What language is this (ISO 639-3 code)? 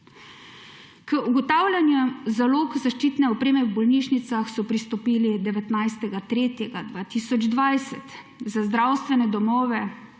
slv